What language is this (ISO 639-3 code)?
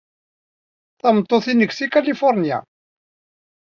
kab